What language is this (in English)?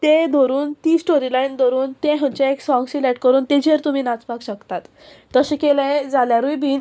Konkani